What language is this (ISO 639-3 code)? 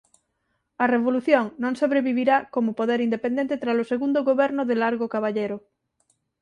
glg